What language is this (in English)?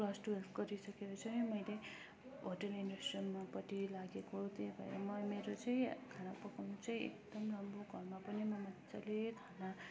Nepali